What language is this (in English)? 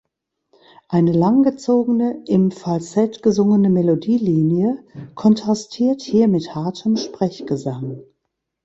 German